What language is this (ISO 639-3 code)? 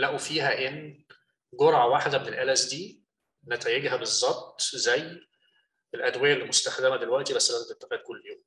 ara